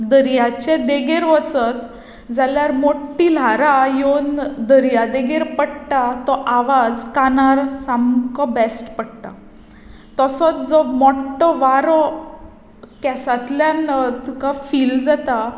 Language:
Konkani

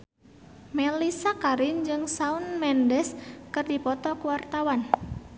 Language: Sundanese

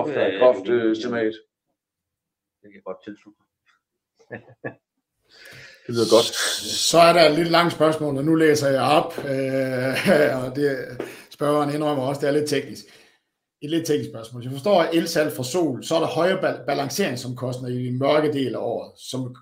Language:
Danish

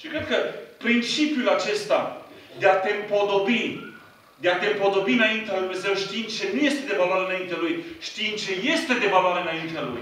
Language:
Romanian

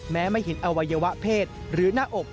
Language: Thai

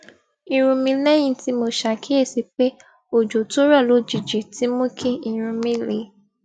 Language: Yoruba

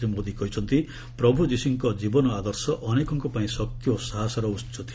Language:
Odia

